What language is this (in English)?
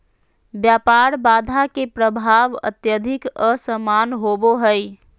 Magahi